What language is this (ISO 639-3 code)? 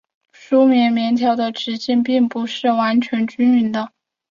zho